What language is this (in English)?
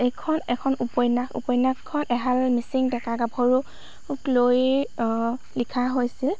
Assamese